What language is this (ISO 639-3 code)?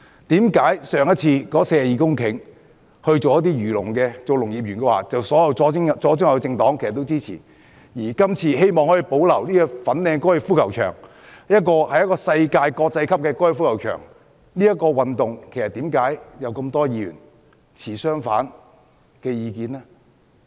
yue